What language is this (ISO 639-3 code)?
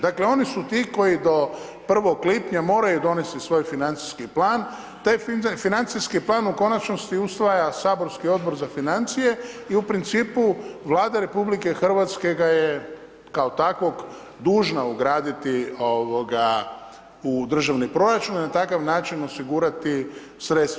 hrv